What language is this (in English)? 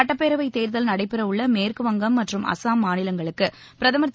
Tamil